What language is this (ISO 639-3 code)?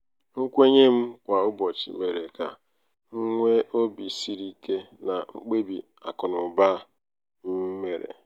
ibo